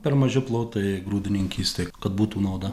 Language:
Lithuanian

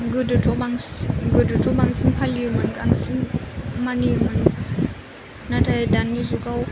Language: Bodo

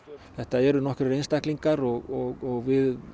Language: Icelandic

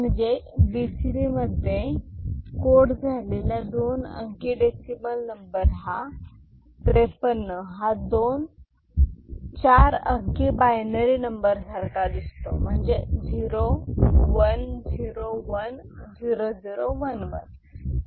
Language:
Marathi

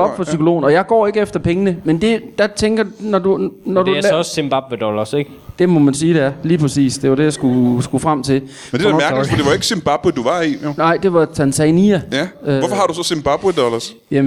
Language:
Danish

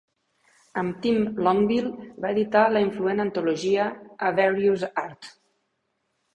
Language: Catalan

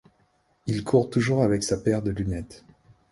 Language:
French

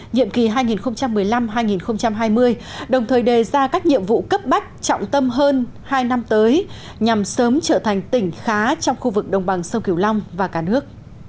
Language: Vietnamese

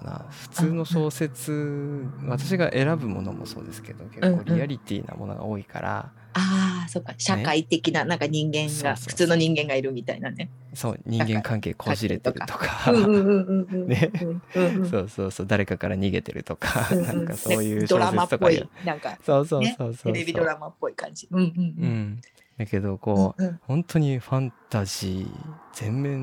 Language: Japanese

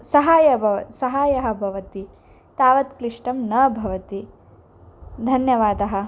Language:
Sanskrit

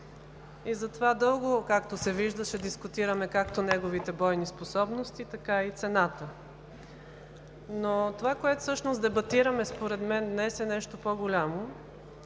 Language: Bulgarian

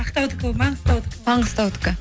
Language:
Kazakh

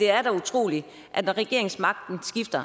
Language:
Danish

